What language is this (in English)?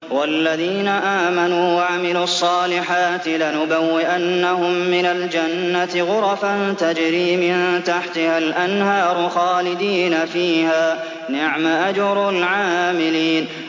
Arabic